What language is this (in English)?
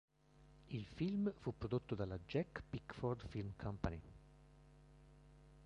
Italian